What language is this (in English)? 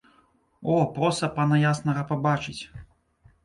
Belarusian